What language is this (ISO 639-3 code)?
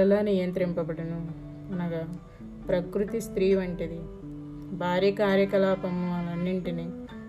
tel